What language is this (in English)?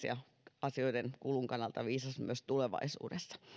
Finnish